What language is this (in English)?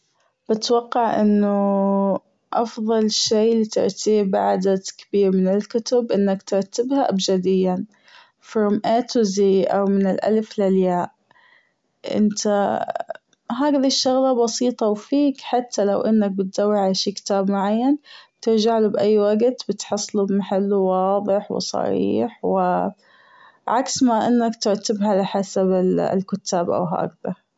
Gulf Arabic